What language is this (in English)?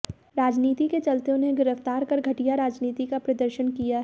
Hindi